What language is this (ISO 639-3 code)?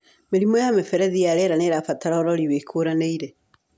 kik